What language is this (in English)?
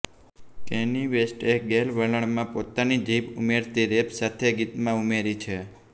Gujarati